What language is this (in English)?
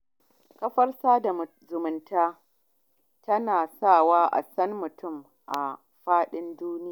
Hausa